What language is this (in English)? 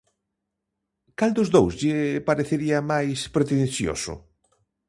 Galician